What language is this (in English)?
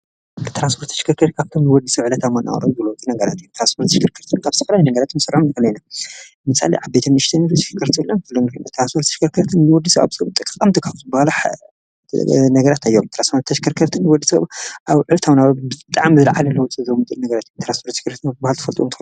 Tigrinya